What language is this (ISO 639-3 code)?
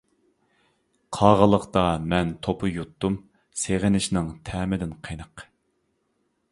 uig